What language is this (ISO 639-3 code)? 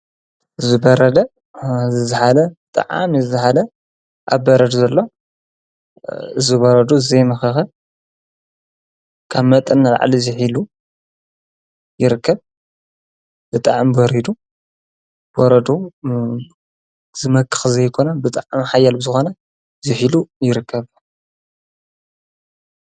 tir